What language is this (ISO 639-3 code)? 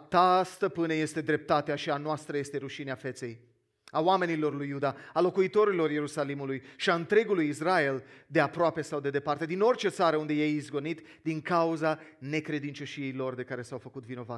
ron